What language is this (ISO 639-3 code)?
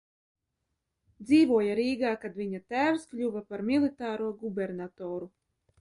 lav